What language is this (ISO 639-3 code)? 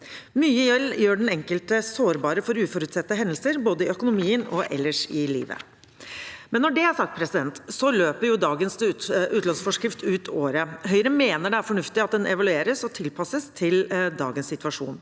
nor